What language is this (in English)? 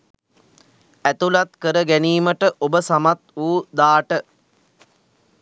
Sinhala